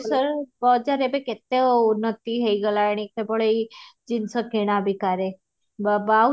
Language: Odia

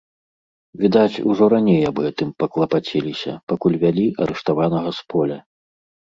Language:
Belarusian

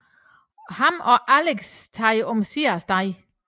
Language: Danish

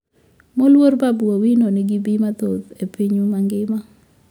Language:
Luo (Kenya and Tanzania)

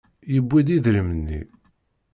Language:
Kabyle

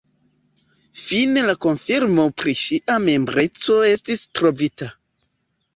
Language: Esperanto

